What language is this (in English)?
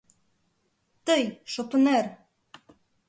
Mari